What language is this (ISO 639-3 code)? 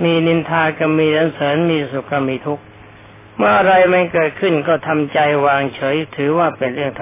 tha